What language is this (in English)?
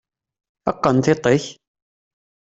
Kabyle